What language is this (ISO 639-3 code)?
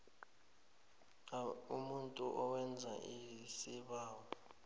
nbl